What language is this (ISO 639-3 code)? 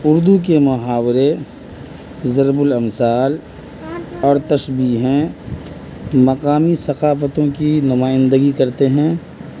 urd